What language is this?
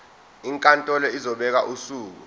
Zulu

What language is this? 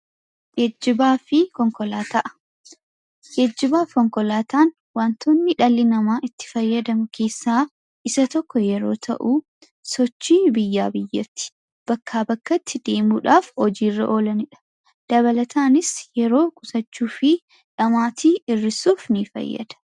Oromo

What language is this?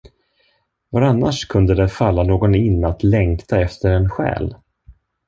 Swedish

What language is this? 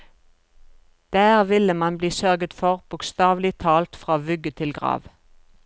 Norwegian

